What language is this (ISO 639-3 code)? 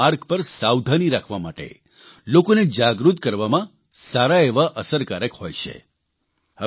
guj